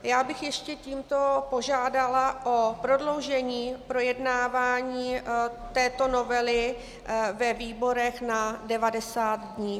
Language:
Czech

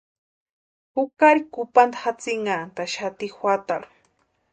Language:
Western Highland Purepecha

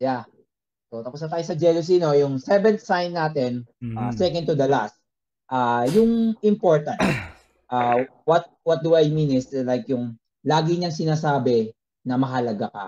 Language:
Filipino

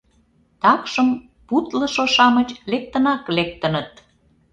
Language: Mari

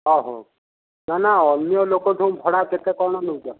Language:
Odia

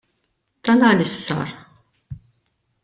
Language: Maltese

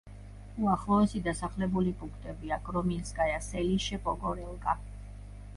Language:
Georgian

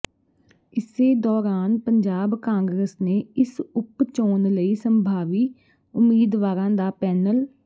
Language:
Punjabi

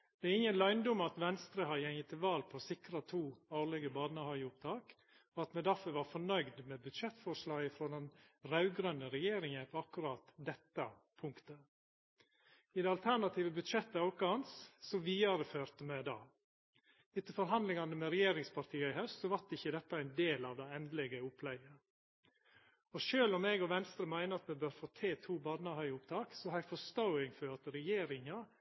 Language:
Norwegian Nynorsk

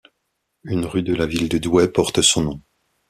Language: French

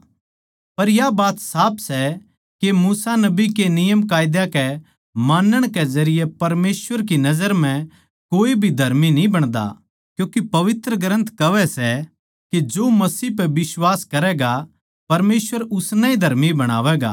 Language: Haryanvi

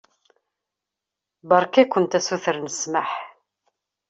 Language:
Kabyle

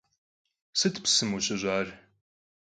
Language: Kabardian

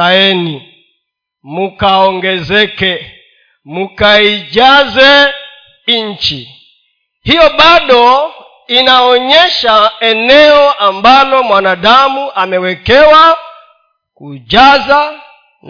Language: Swahili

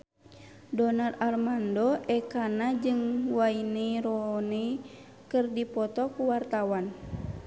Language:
Sundanese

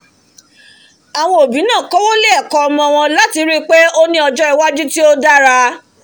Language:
Yoruba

